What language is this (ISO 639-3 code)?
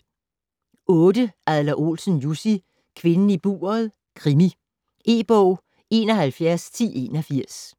dan